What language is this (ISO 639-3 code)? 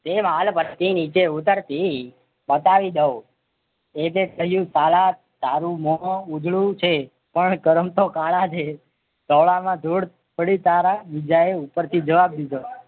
guj